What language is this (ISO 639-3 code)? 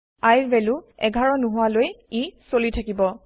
asm